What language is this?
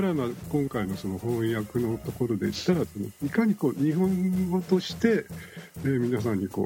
Japanese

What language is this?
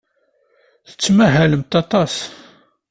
Kabyle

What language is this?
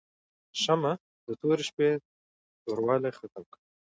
Pashto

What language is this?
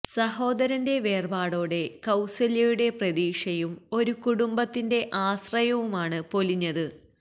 Malayalam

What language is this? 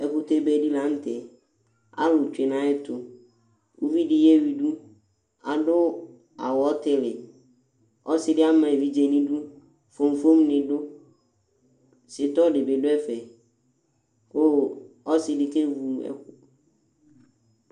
Ikposo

